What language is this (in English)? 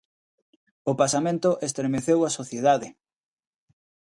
Galician